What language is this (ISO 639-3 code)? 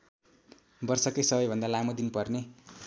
nep